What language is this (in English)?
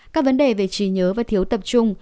Vietnamese